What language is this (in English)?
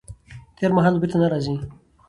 Pashto